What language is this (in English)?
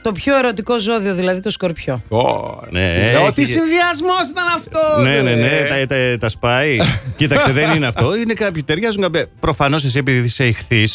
Greek